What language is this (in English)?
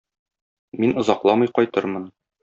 Tatar